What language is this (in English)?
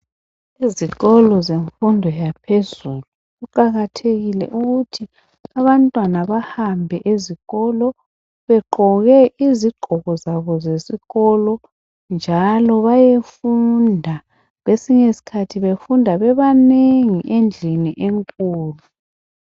North Ndebele